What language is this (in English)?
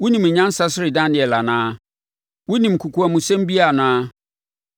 Akan